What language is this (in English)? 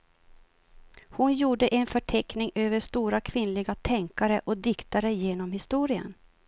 Swedish